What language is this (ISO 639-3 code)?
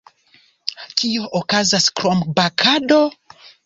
epo